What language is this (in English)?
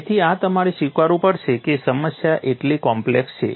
Gujarati